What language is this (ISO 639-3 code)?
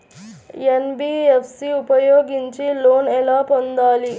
tel